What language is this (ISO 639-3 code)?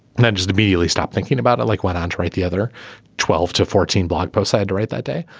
eng